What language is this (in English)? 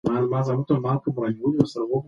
Pashto